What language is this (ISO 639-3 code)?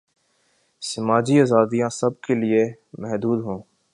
urd